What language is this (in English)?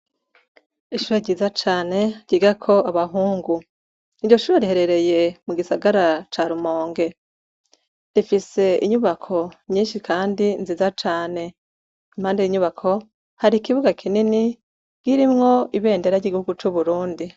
Rundi